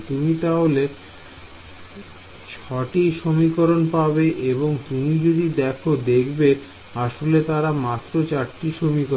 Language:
Bangla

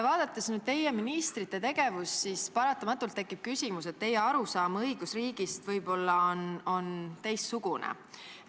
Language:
Estonian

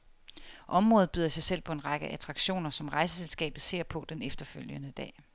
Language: Danish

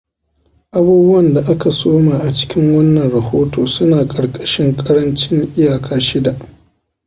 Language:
Hausa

